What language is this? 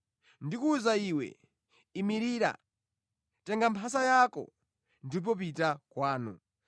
Nyanja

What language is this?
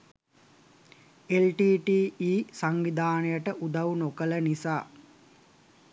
Sinhala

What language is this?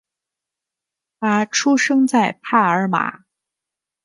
Chinese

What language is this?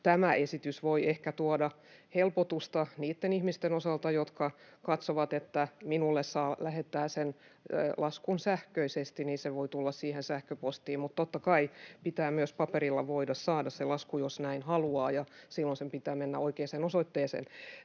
Finnish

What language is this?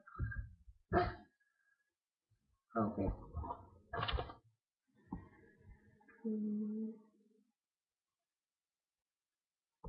Dutch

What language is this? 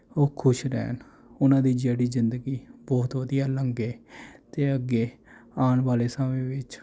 Punjabi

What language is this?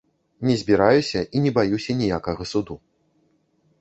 Belarusian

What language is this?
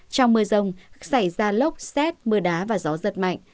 Vietnamese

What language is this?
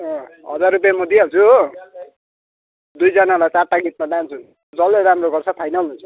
Nepali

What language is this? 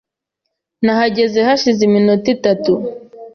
Kinyarwanda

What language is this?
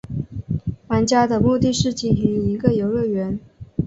Chinese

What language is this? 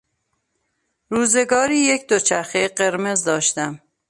Persian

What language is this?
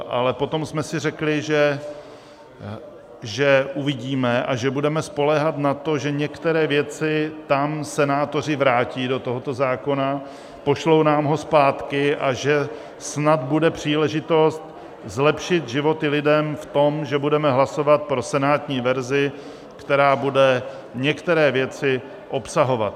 Czech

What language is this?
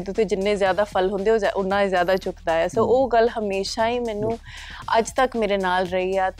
Punjabi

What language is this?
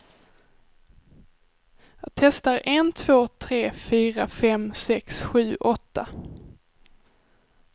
Swedish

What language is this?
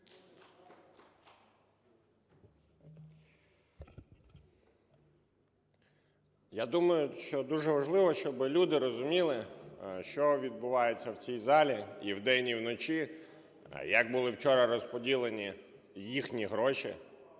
Ukrainian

